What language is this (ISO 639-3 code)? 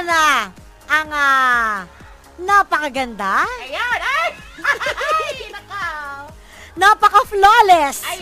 fil